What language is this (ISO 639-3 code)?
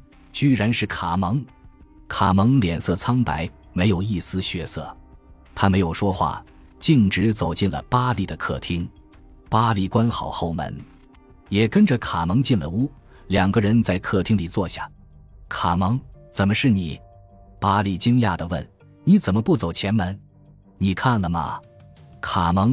zho